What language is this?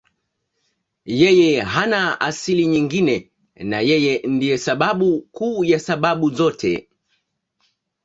Swahili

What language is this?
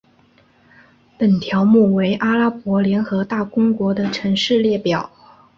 Chinese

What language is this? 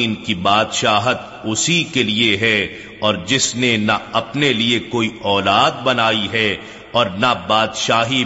Urdu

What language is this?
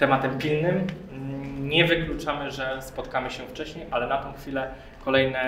Polish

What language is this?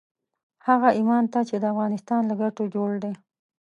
Pashto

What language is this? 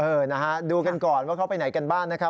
Thai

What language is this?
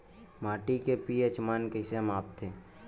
Chhattisgarhi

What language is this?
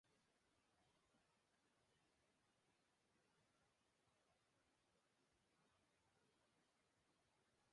Basque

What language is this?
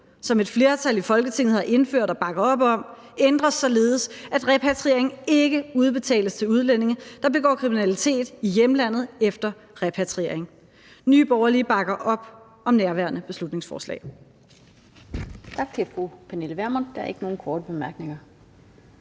Danish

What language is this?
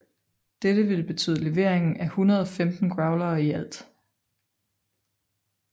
Danish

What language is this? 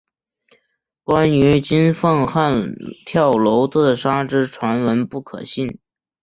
Chinese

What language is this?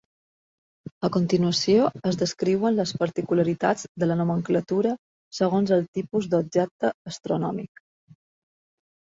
Catalan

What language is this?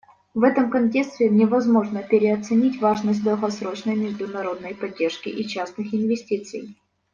Russian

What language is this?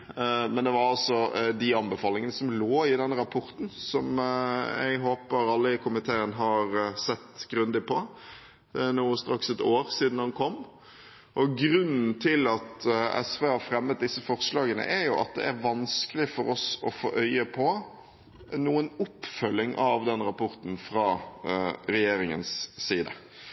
Norwegian Bokmål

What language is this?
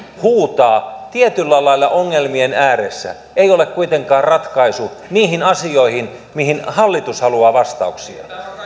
Finnish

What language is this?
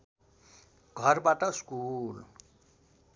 Nepali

